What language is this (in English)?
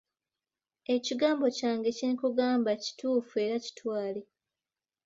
Ganda